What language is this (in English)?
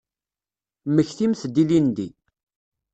Kabyle